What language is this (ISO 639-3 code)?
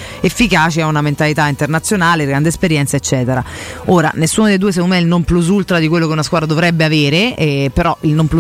ita